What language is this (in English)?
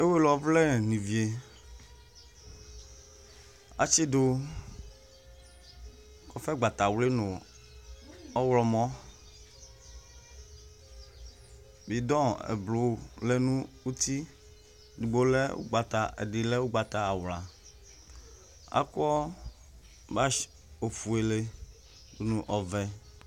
Ikposo